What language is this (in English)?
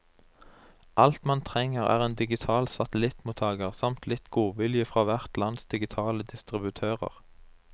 Norwegian